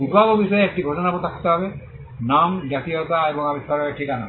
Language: Bangla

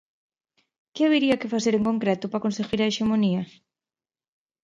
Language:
Galician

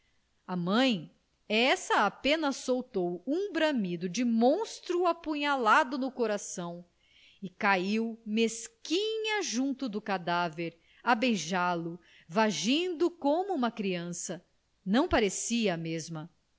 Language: Portuguese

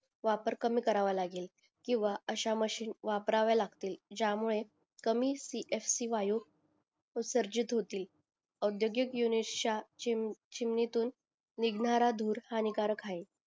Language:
Marathi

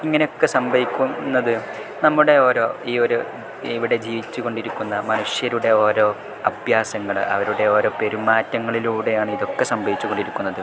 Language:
Malayalam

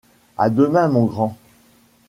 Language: French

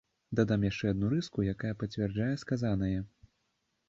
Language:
Belarusian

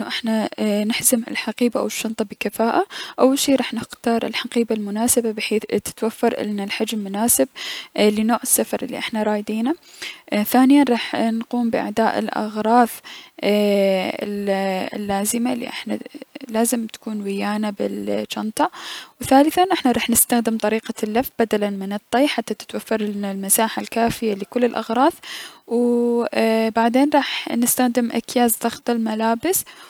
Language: Mesopotamian Arabic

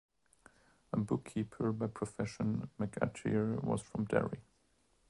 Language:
English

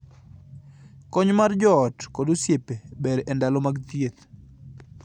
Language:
Luo (Kenya and Tanzania)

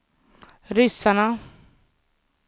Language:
Swedish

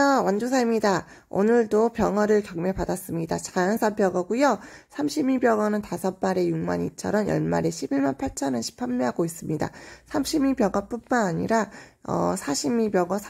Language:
Korean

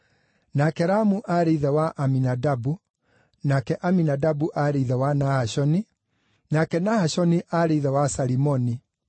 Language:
Kikuyu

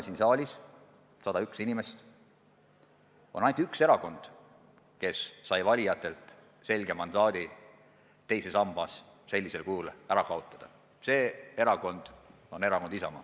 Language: Estonian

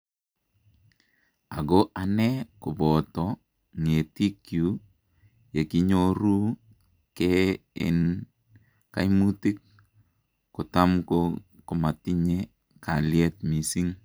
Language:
Kalenjin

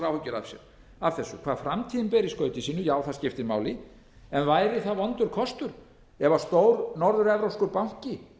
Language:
Icelandic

